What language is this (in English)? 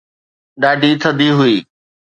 Sindhi